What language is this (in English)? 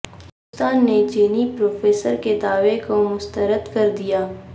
Urdu